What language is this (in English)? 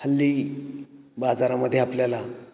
Marathi